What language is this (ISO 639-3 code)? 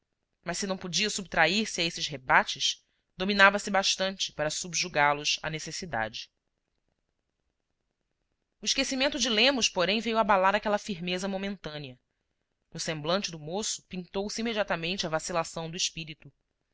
por